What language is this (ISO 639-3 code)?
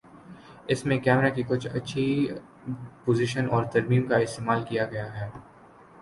urd